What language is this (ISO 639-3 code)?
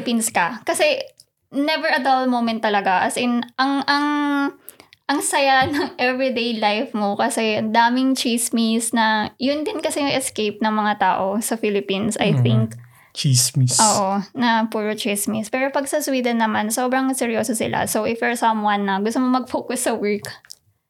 fil